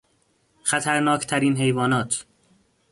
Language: Persian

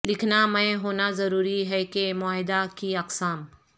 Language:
Urdu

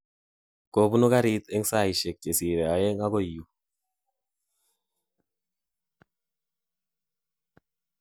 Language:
Kalenjin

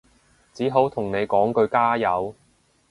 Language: Cantonese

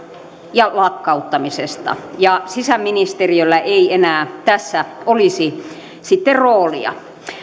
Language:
Finnish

